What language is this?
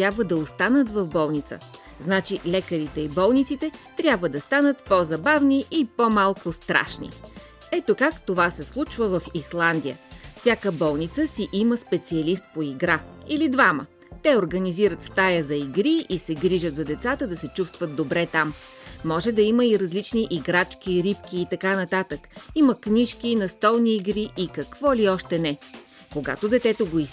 Bulgarian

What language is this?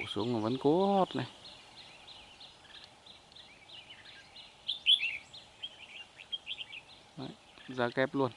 Vietnamese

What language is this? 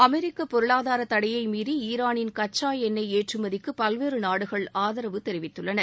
Tamil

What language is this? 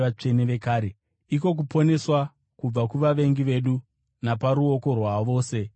Shona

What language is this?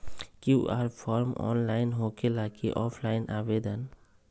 Magahi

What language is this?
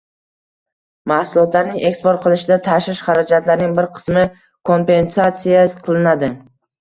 Uzbek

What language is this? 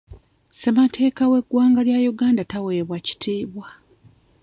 Ganda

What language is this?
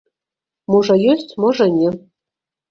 Belarusian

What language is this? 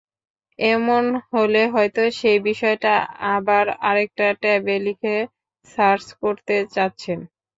Bangla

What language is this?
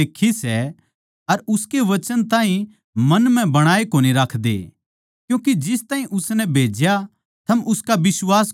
Haryanvi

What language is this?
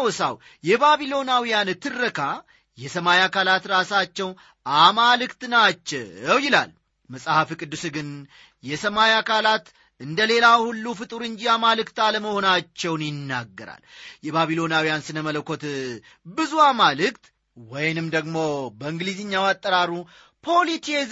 Amharic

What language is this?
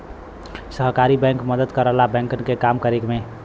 Bhojpuri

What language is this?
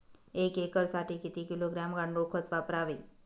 Marathi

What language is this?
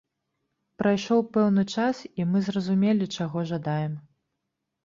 Belarusian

